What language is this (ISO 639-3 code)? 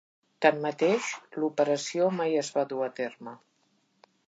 cat